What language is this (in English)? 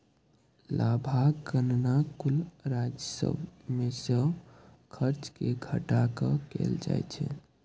Maithili